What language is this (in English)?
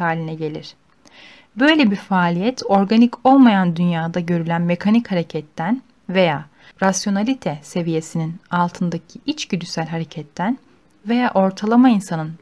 Turkish